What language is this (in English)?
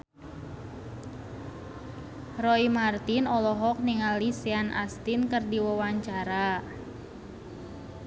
Sundanese